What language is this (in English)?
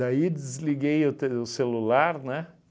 Portuguese